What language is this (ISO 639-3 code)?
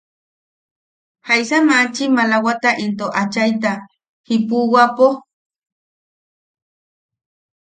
yaq